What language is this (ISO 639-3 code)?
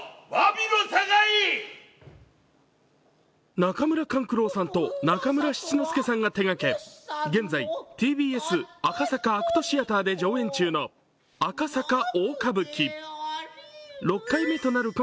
jpn